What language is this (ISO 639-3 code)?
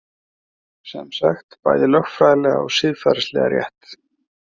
isl